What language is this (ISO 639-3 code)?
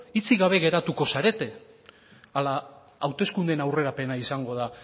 eus